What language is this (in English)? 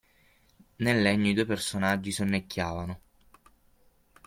Italian